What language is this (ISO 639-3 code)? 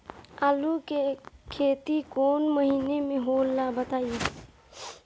bho